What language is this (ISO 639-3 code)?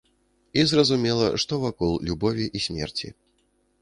bel